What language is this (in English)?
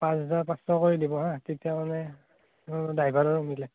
Assamese